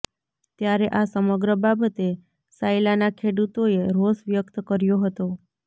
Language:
Gujarati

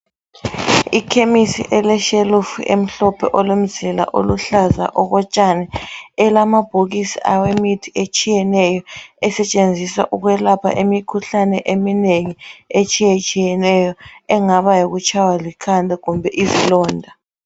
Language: North Ndebele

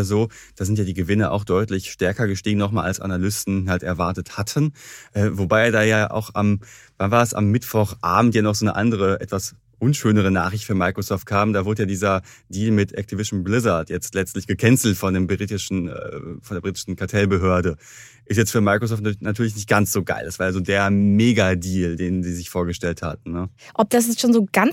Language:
German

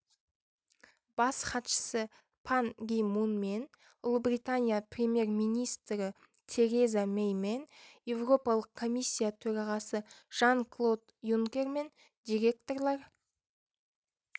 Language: Kazakh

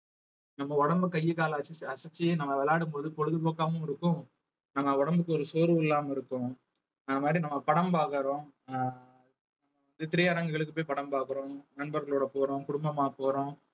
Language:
Tamil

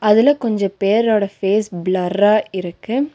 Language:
Tamil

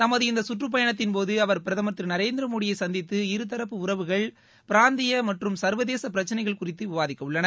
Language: Tamil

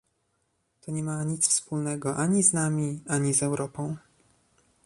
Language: Polish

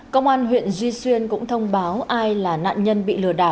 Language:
Vietnamese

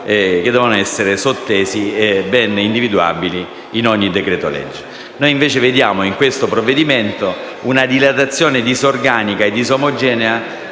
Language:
Italian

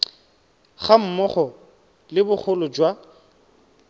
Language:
Tswana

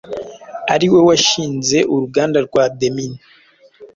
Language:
Kinyarwanda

